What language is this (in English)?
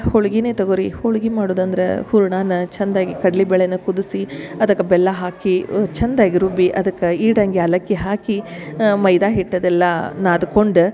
Kannada